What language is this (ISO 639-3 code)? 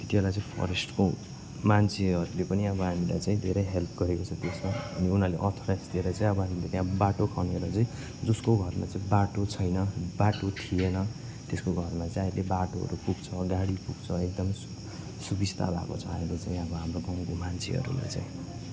nep